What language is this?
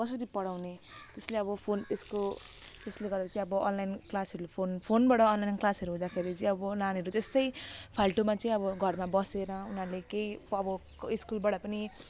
Nepali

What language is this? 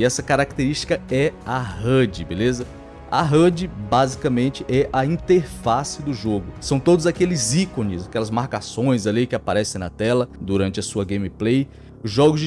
Portuguese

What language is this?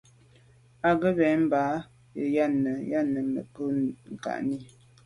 Medumba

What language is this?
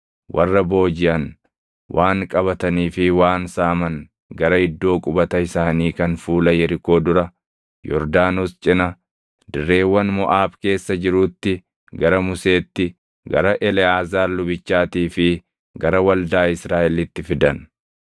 Oromo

